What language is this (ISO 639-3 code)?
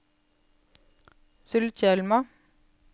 nor